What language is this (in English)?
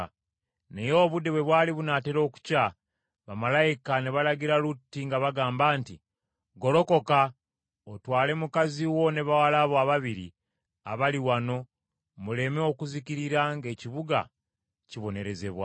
Ganda